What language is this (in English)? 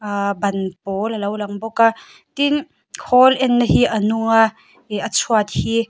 Mizo